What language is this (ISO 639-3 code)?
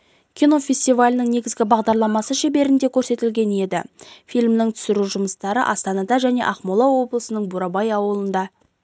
kaz